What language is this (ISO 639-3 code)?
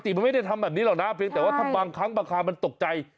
tha